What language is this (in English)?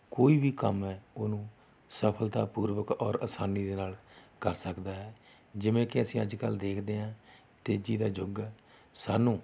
Punjabi